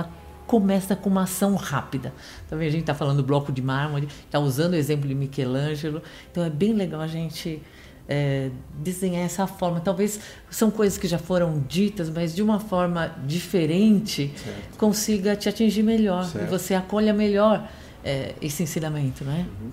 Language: Portuguese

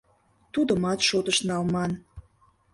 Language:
Mari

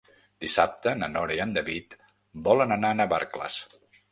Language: Catalan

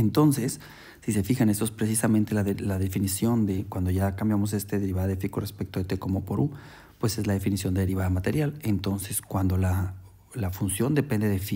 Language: Spanish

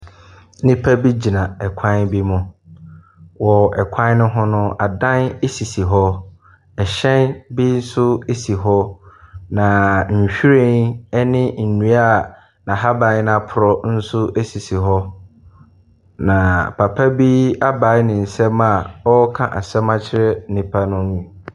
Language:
Akan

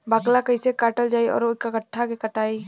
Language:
Bhojpuri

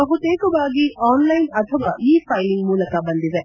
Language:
Kannada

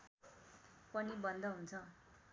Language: Nepali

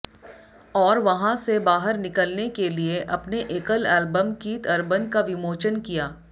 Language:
Hindi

